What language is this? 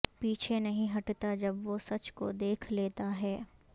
Urdu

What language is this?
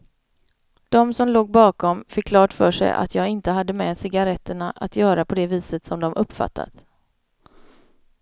Swedish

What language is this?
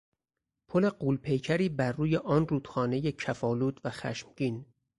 Persian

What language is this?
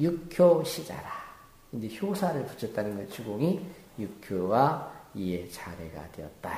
Korean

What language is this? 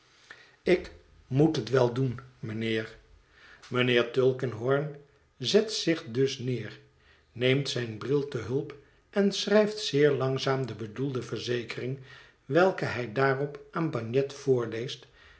Dutch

